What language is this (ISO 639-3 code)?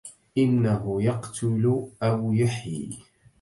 ara